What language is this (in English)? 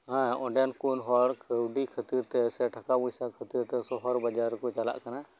Santali